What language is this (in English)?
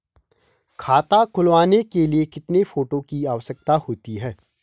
Hindi